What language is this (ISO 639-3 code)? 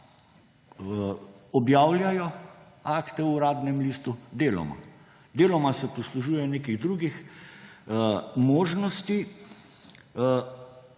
slv